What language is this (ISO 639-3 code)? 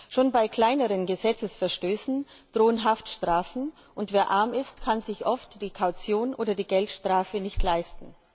deu